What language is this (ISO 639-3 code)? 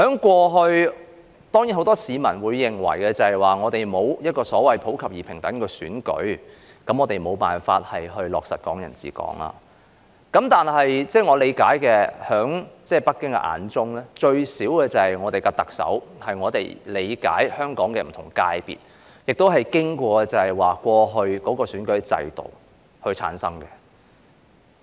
yue